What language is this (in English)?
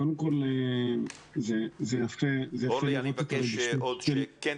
Hebrew